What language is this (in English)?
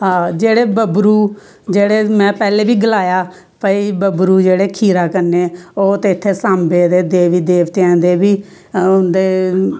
Dogri